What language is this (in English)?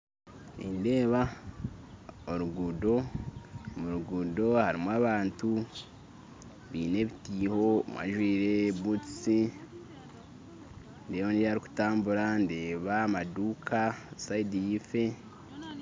Nyankole